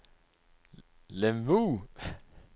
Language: Danish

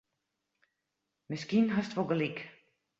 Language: Western Frisian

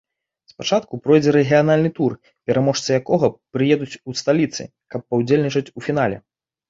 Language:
Belarusian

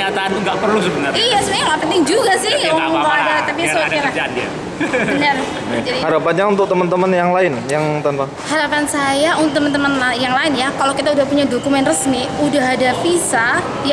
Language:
Indonesian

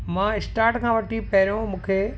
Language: Sindhi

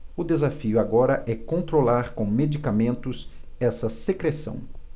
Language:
Portuguese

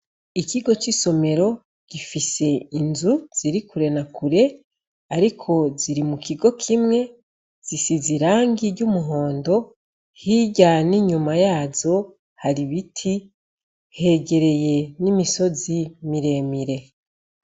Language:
Rundi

